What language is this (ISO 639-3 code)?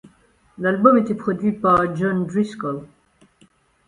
fra